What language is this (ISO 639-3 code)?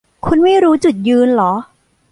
tha